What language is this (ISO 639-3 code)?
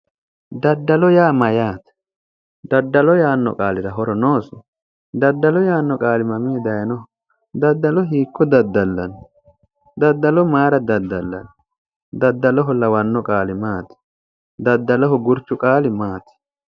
sid